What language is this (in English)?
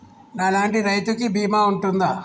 Telugu